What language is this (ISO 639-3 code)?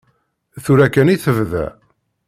kab